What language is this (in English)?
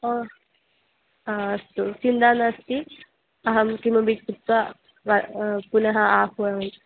Sanskrit